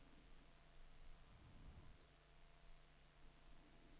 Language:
Swedish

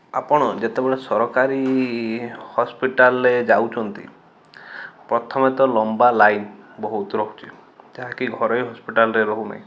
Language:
Odia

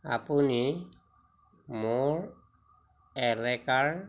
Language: Assamese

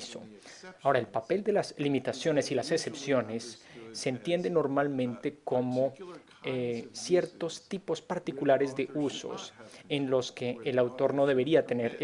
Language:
Spanish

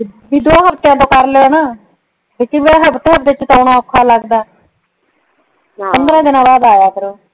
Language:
Punjabi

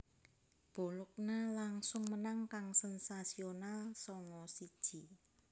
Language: Javanese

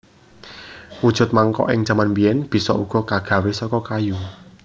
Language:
Javanese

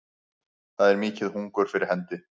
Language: Icelandic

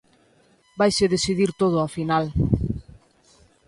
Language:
Galician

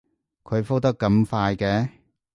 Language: Cantonese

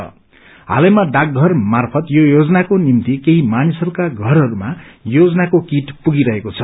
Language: Nepali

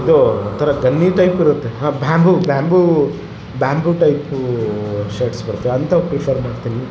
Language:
Kannada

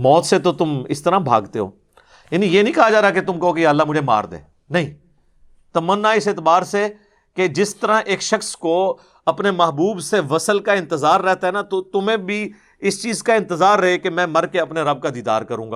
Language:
Urdu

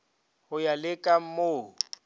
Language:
Northern Sotho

